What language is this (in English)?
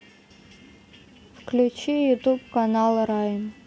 Russian